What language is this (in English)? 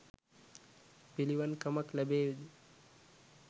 Sinhala